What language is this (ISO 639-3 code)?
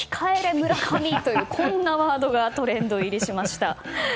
jpn